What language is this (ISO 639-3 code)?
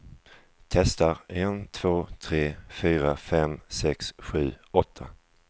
swe